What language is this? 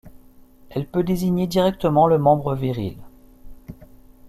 French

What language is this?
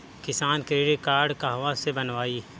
Bhojpuri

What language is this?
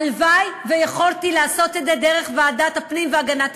Hebrew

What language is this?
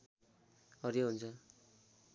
Nepali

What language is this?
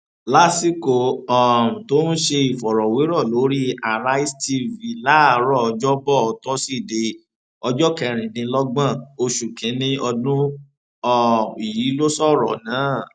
Yoruba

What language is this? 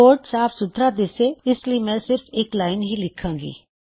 Punjabi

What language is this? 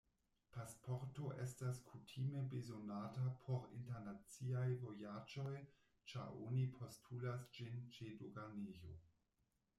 Esperanto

